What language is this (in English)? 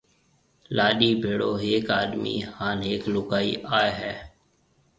Marwari (Pakistan)